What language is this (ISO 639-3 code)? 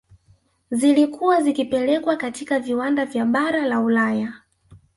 swa